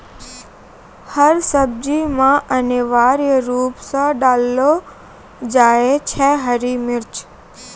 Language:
Maithili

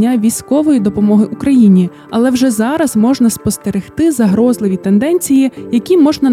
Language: Ukrainian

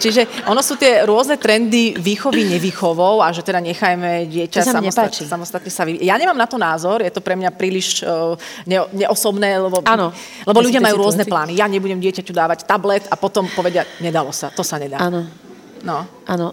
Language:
Slovak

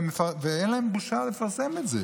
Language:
Hebrew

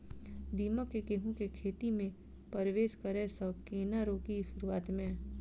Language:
Maithili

